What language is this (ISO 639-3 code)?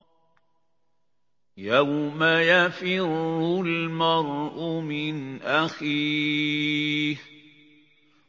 ara